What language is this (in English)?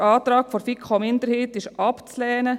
Swiss German